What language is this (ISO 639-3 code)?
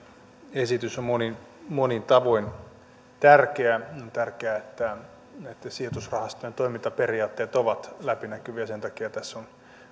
fin